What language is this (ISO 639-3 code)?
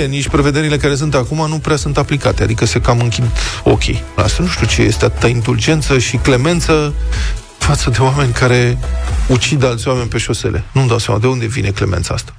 ron